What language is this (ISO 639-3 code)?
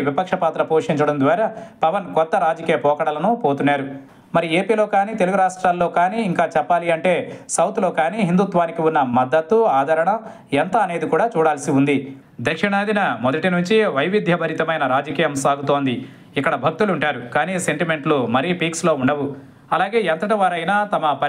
tel